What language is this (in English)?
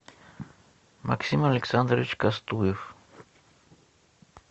Russian